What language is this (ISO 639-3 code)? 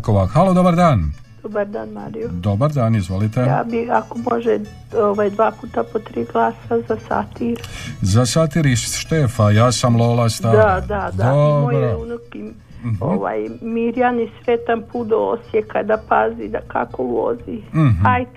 hrv